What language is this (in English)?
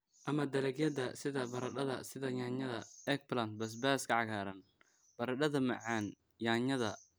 Somali